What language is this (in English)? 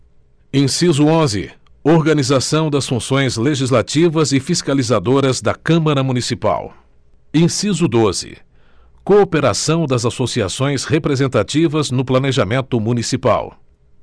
Portuguese